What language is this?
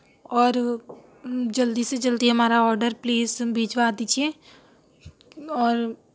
Urdu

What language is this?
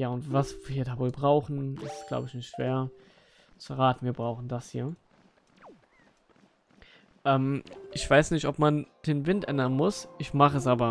German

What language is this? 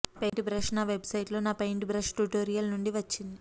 Telugu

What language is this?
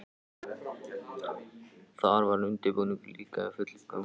Icelandic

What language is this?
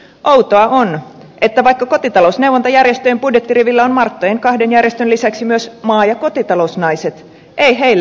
Finnish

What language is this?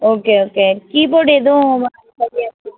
Tamil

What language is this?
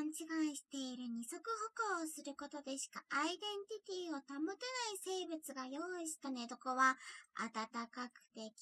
Japanese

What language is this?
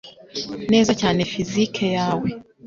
Kinyarwanda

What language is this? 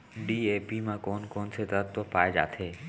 Chhattisgarhi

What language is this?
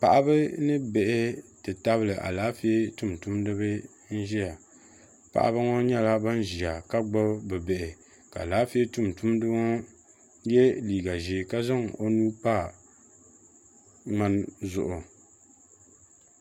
Dagbani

